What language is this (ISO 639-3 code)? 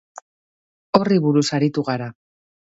eus